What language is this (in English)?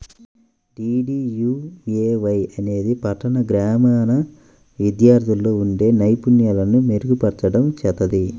Telugu